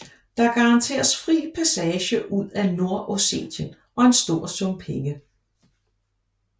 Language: Danish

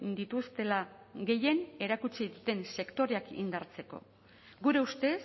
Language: Basque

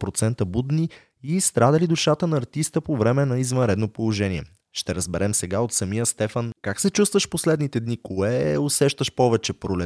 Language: Bulgarian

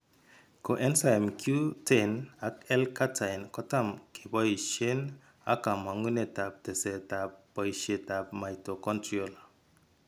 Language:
Kalenjin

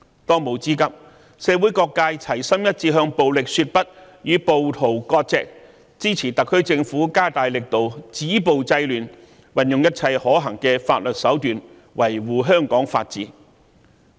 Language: Cantonese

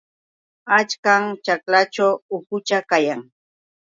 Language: Yauyos Quechua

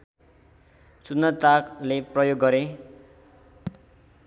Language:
Nepali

